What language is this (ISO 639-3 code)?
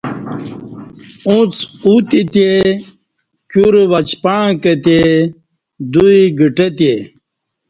bsh